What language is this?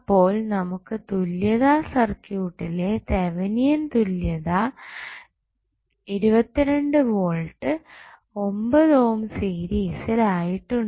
Malayalam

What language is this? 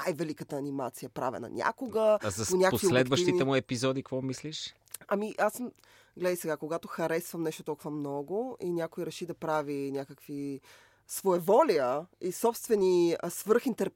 Bulgarian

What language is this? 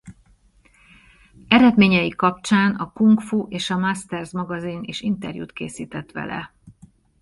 Hungarian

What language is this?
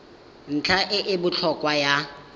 Tswana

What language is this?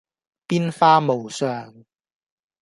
Cantonese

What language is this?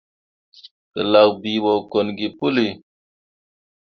Mundang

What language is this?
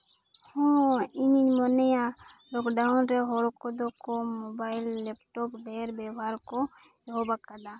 Santali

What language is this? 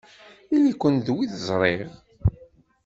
Kabyle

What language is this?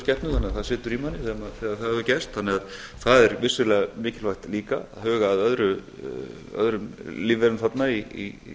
Icelandic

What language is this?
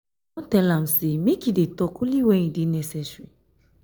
Nigerian Pidgin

